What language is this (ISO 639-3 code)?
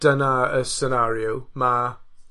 cym